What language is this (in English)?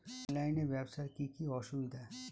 Bangla